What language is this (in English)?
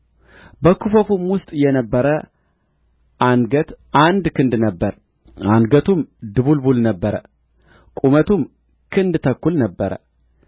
Amharic